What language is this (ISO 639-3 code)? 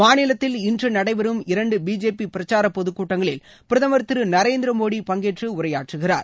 tam